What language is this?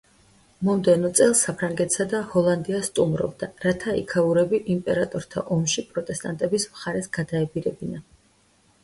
Georgian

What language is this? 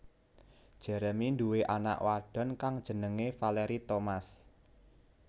Javanese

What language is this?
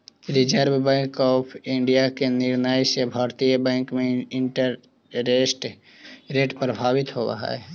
Magahi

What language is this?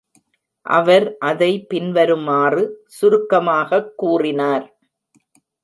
Tamil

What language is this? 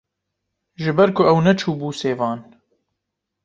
Kurdish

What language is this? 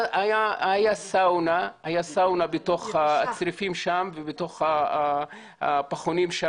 Hebrew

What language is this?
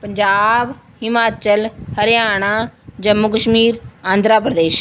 Punjabi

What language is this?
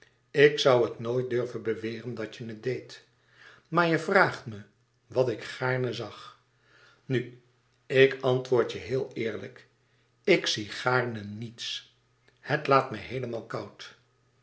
Dutch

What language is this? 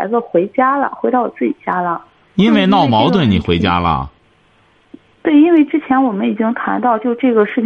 Chinese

